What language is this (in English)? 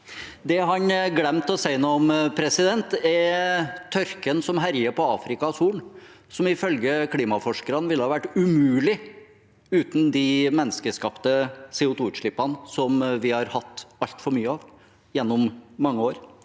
Norwegian